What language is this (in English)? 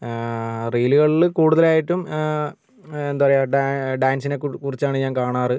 Malayalam